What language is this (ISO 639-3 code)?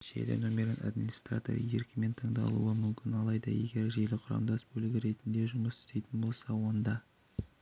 kaz